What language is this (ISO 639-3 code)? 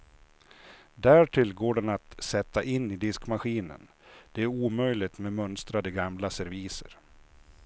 swe